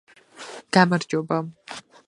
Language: Georgian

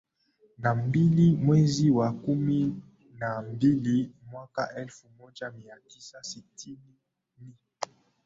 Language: Swahili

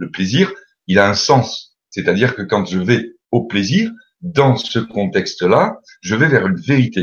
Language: French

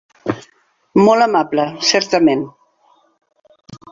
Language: Catalan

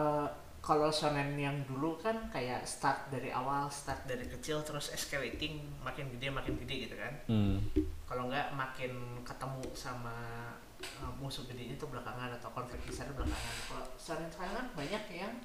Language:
Indonesian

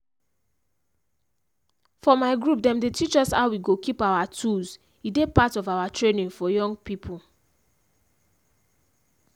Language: Nigerian Pidgin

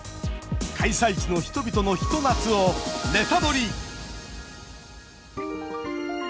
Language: Japanese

